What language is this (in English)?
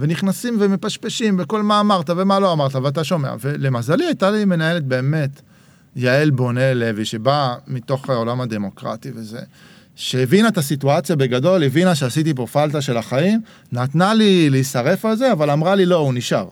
Hebrew